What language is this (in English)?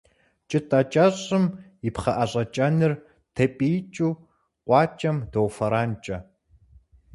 Kabardian